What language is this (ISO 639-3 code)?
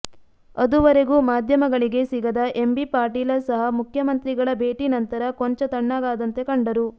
kan